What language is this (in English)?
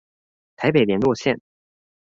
Chinese